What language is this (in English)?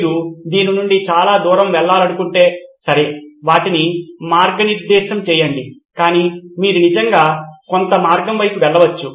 Telugu